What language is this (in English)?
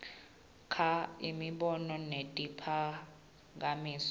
Swati